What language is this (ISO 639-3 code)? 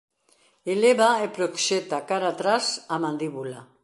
glg